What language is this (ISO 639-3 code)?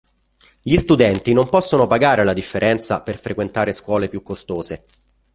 ita